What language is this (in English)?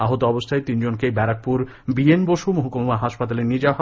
Bangla